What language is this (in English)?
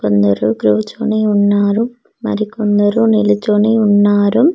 Telugu